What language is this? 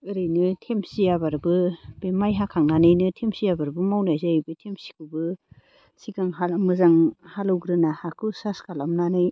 Bodo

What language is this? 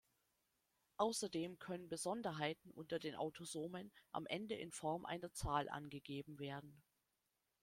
German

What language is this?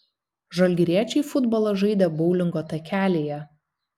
Lithuanian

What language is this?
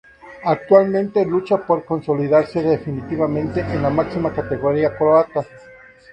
Spanish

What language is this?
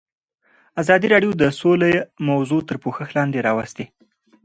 Pashto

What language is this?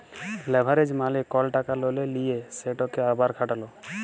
Bangla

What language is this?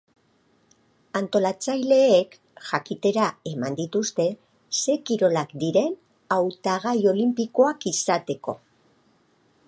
Basque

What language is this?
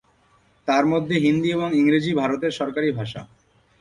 Bangla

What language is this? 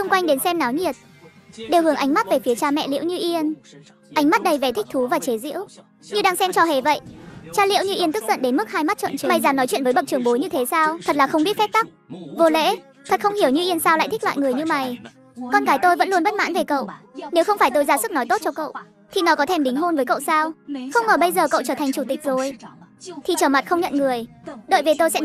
Vietnamese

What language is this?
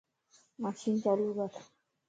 Lasi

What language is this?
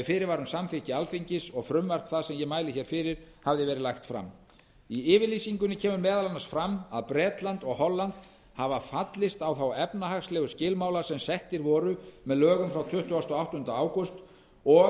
Icelandic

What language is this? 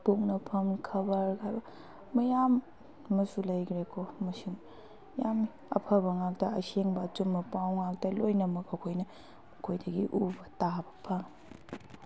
Manipuri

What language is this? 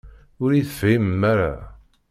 Kabyle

